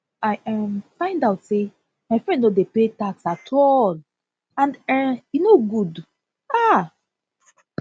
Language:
Nigerian Pidgin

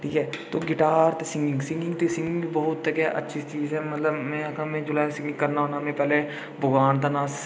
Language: Dogri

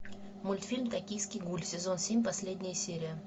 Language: Russian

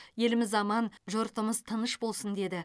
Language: Kazakh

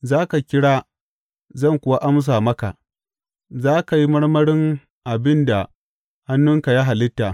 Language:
Hausa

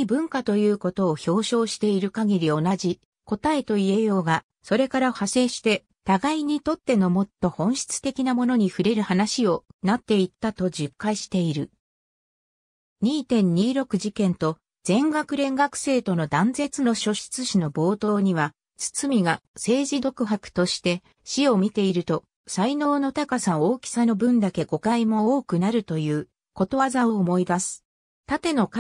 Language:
Japanese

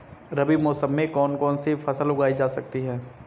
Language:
Hindi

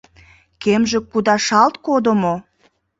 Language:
Mari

